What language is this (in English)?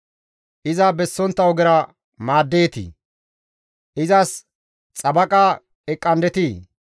Gamo